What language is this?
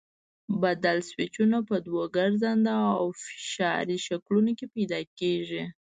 Pashto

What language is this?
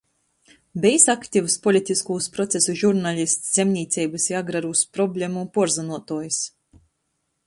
Latgalian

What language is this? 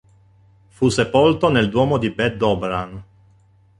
Italian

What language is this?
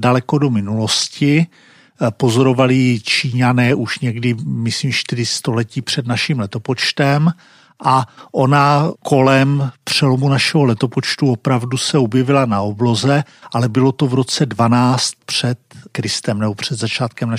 Czech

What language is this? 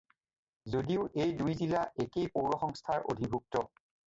Assamese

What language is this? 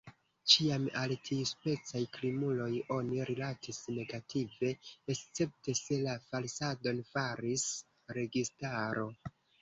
Esperanto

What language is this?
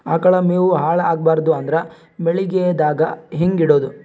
Kannada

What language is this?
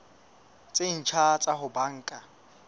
Southern Sotho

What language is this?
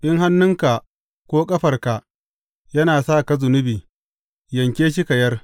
Hausa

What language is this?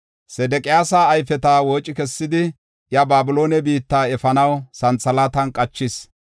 Gofa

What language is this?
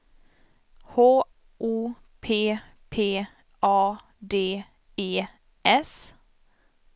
Swedish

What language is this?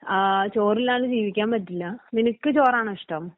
Malayalam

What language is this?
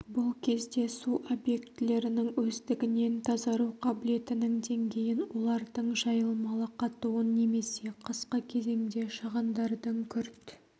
Kazakh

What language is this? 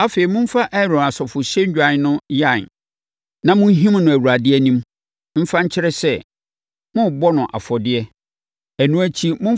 Akan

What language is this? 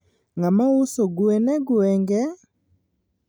Luo (Kenya and Tanzania)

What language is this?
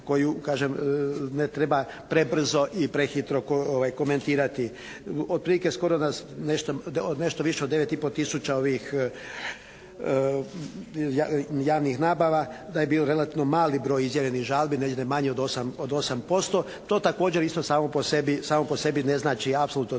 Croatian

